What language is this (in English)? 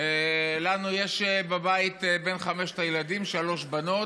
Hebrew